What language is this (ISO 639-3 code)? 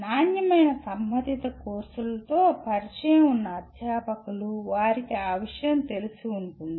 tel